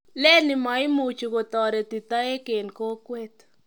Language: Kalenjin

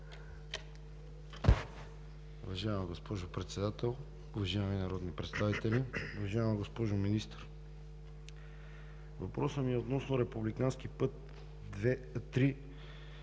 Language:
Bulgarian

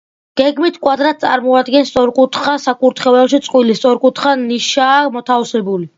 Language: Georgian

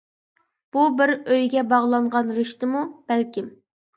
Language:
Uyghur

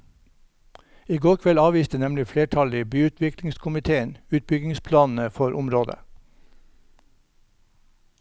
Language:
Norwegian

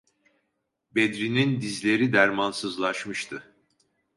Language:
Turkish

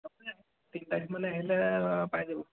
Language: Assamese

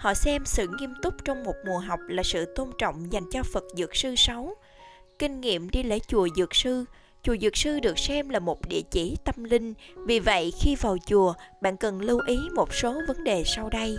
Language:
Vietnamese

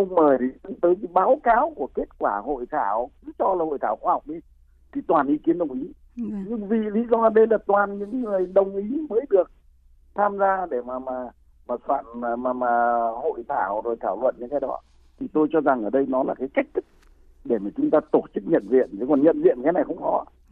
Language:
Vietnamese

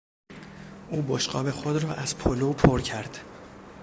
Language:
Persian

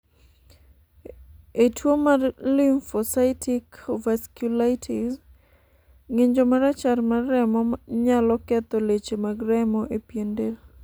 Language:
Luo (Kenya and Tanzania)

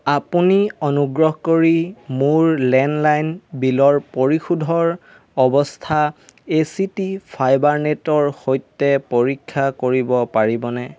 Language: Assamese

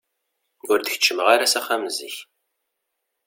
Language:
Kabyle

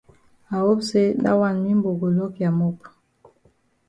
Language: Cameroon Pidgin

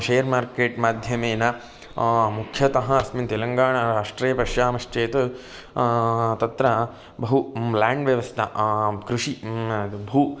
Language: Sanskrit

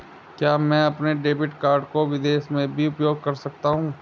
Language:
Hindi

